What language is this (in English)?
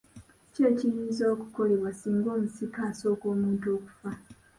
Ganda